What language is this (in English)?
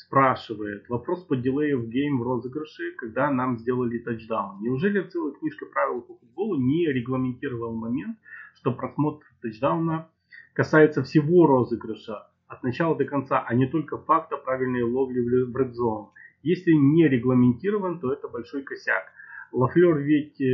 Russian